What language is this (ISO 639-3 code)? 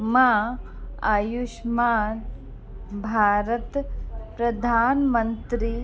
snd